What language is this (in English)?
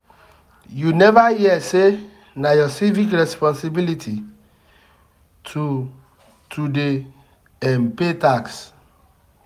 Nigerian Pidgin